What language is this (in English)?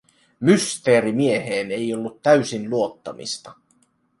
Finnish